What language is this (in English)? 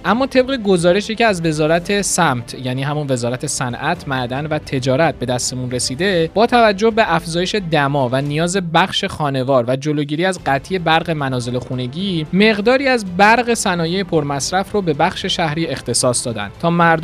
Persian